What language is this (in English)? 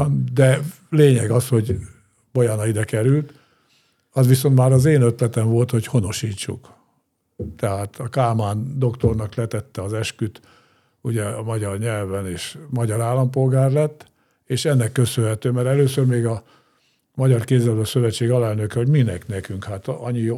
Hungarian